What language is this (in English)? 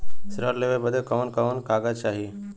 Bhojpuri